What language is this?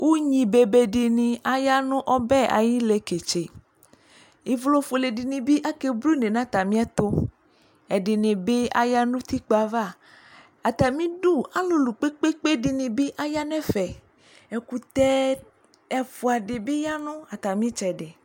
Ikposo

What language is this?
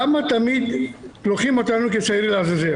Hebrew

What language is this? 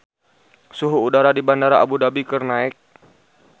Sundanese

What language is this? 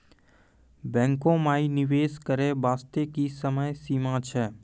Maithili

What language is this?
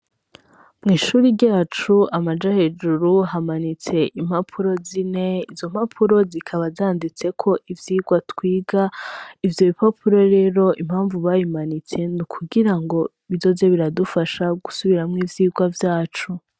Rundi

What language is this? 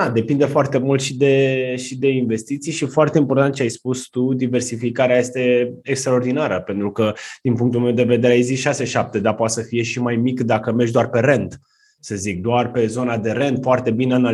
Romanian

